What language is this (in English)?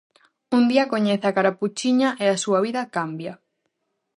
Galician